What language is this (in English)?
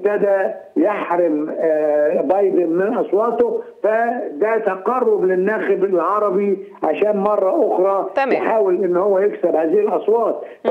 Arabic